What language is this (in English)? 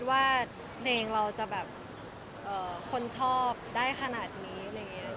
Thai